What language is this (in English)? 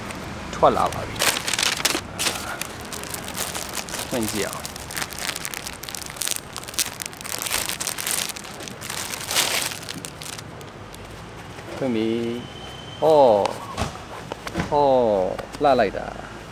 Thai